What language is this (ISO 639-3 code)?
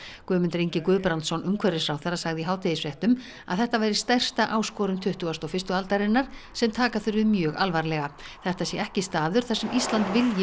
isl